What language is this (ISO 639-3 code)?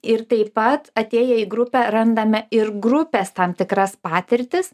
lit